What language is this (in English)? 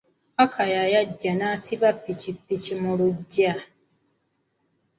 Ganda